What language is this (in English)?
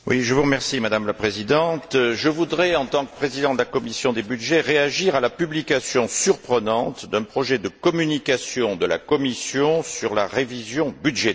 French